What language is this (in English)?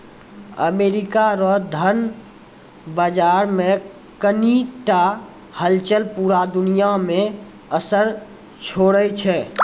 Maithili